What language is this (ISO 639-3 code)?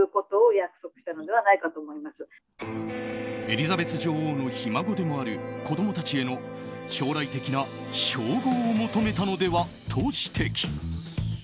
jpn